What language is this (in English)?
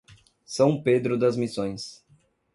Portuguese